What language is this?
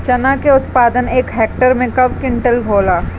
Bhojpuri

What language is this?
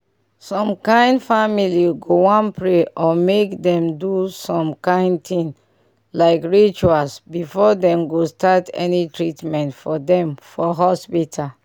Nigerian Pidgin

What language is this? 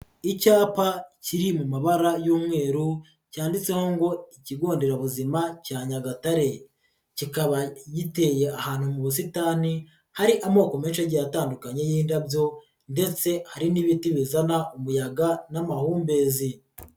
Kinyarwanda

